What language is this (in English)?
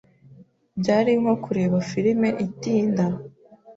Kinyarwanda